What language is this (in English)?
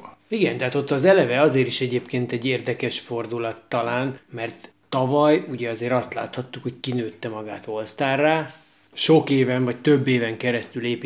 Hungarian